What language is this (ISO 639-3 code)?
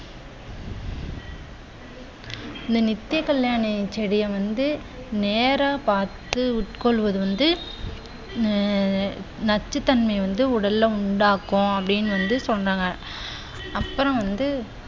tam